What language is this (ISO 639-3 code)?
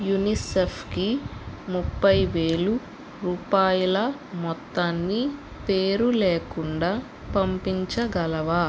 tel